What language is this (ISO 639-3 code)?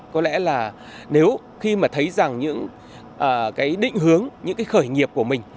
vie